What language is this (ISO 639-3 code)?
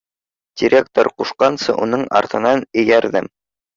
bak